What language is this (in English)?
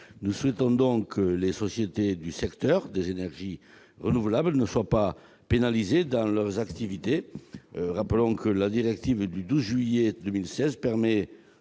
French